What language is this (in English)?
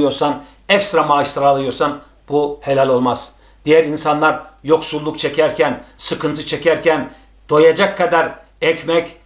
Turkish